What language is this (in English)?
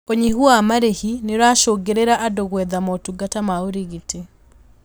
Kikuyu